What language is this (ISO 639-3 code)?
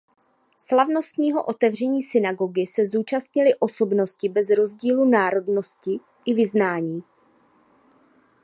ces